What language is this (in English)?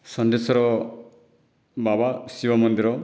Odia